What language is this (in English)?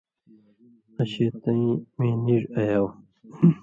Indus Kohistani